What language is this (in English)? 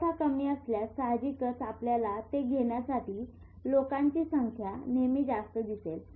Marathi